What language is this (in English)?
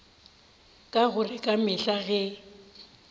Northern Sotho